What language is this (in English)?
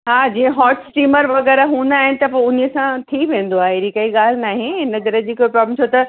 Sindhi